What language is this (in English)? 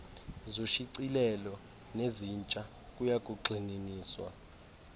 Xhosa